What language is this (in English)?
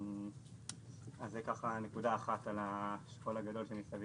Hebrew